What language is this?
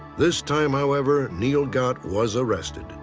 English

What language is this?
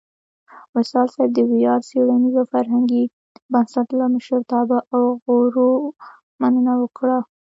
Pashto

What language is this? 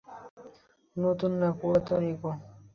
Bangla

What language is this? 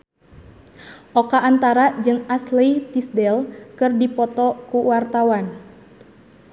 Sundanese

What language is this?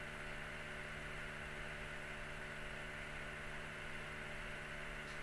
Turkish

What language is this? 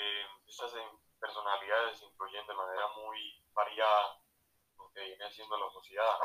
Spanish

